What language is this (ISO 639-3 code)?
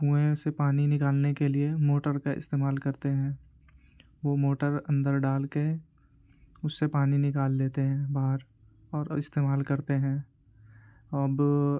urd